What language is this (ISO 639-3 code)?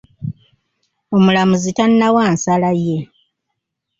lug